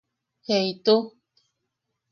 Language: Yaqui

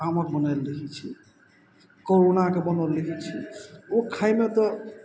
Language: Maithili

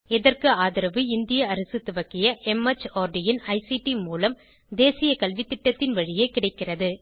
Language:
Tamil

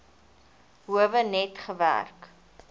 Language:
Afrikaans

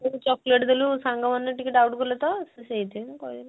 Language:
Odia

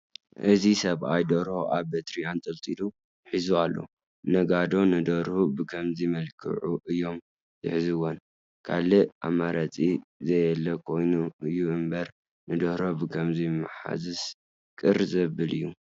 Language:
Tigrinya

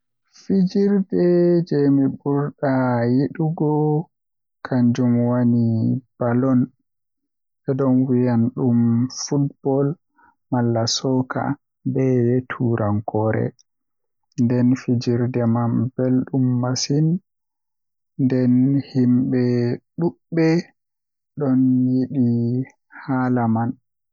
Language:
Western Niger Fulfulde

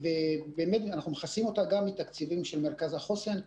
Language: Hebrew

